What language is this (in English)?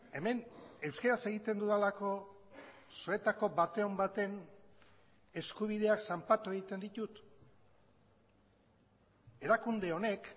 Basque